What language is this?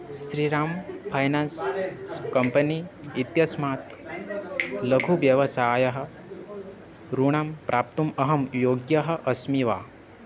Sanskrit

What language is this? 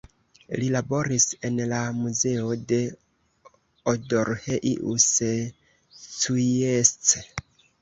Esperanto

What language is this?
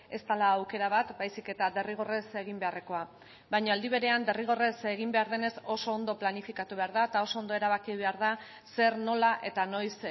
Basque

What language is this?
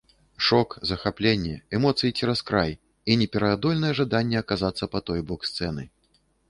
Belarusian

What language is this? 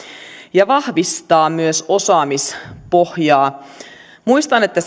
Finnish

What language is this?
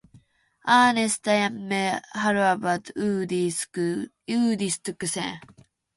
Finnish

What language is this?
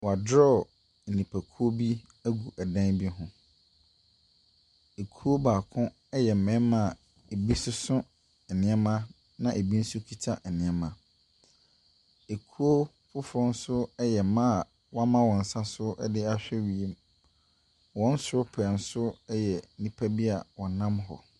Akan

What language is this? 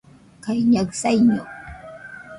Nüpode Huitoto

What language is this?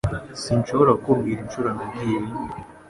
Kinyarwanda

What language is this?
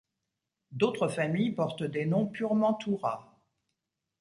French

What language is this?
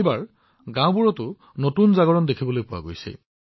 Assamese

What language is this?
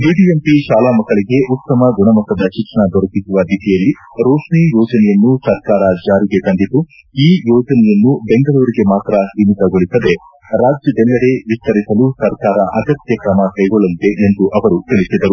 Kannada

